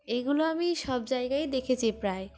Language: Bangla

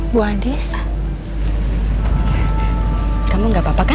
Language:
Indonesian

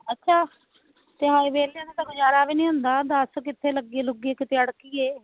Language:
Punjabi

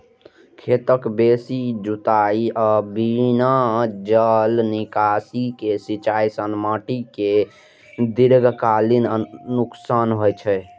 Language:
Maithili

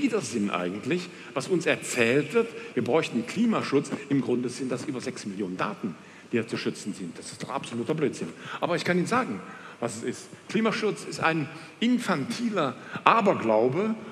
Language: German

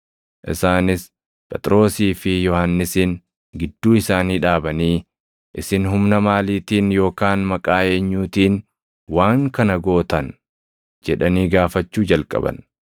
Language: Oromo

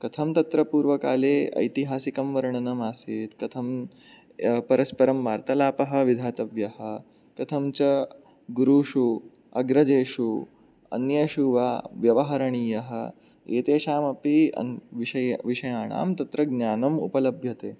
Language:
Sanskrit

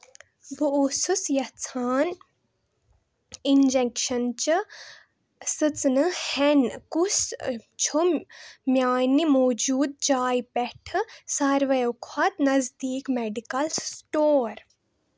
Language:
Kashmiri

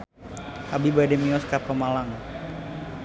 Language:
Sundanese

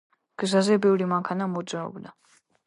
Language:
Georgian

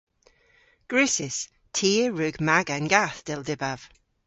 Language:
Cornish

